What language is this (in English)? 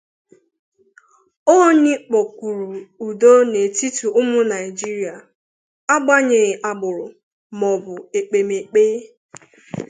Igbo